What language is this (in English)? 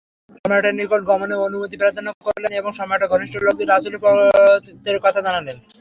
Bangla